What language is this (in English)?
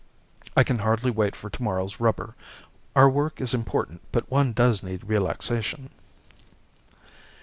English